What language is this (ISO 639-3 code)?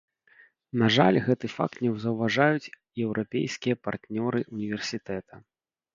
bel